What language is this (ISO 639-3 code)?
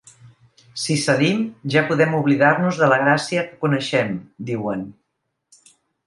cat